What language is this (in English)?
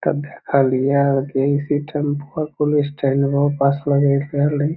Magahi